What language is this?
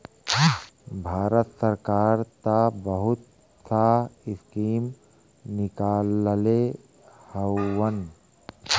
Bhojpuri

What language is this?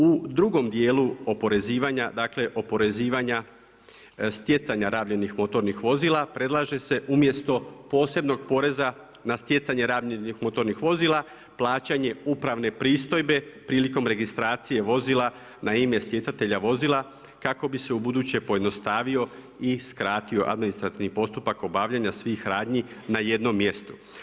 Croatian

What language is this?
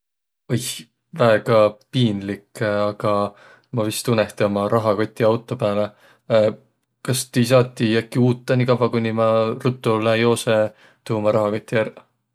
Võro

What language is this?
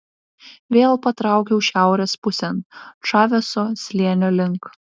Lithuanian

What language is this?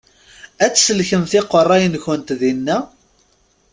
Kabyle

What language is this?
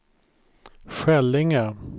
Swedish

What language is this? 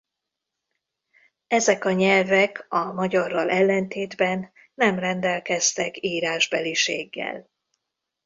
Hungarian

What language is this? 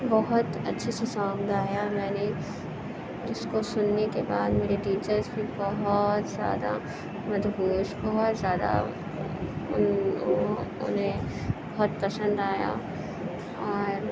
Urdu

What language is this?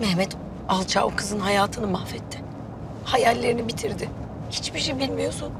Turkish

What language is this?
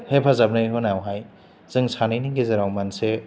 Bodo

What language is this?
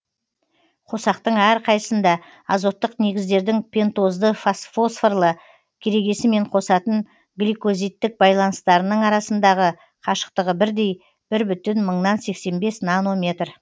Kazakh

